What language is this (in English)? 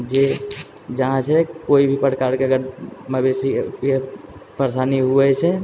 Maithili